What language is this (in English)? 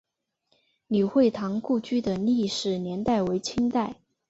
Chinese